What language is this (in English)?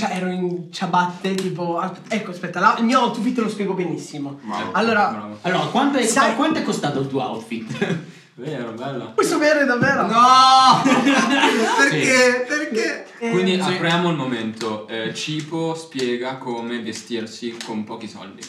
Italian